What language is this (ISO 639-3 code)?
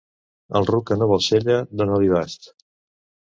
cat